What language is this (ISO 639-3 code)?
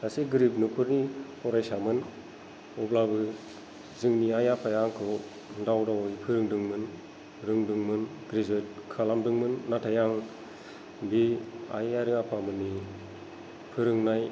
brx